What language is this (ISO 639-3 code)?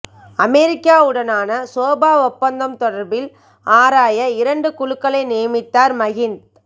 tam